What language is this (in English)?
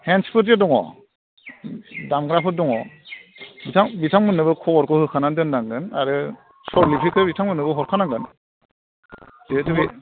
Bodo